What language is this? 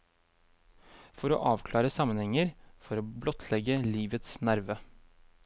Norwegian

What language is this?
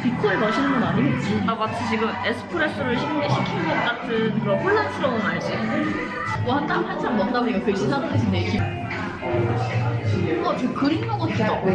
Korean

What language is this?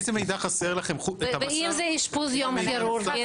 Hebrew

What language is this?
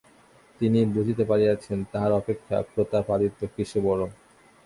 Bangla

